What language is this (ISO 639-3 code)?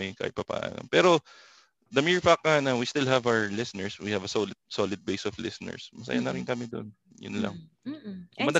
fil